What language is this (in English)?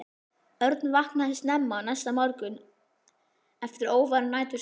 Icelandic